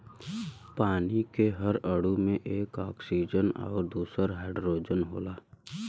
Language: Bhojpuri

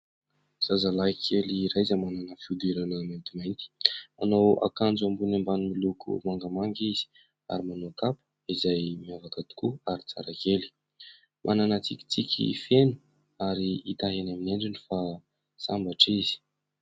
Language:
Malagasy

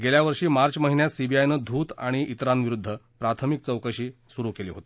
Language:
Marathi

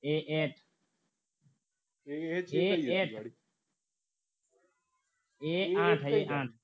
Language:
Gujarati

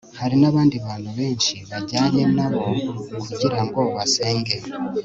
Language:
Kinyarwanda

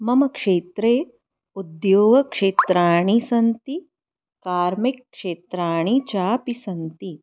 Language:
Sanskrit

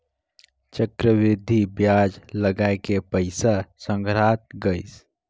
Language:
Chhattisgarhi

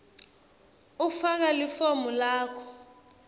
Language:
Swati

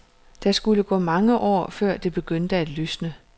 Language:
Danish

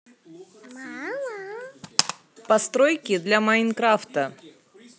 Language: Russian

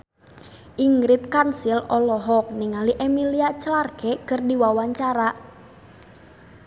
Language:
Sundanese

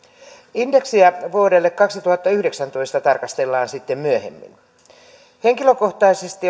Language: Finnish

